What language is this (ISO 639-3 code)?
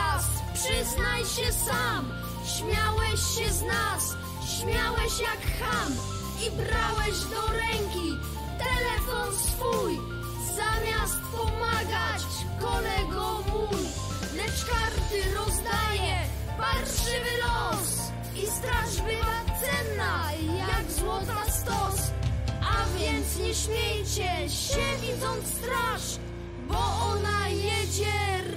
pol